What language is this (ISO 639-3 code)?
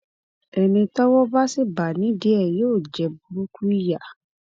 yor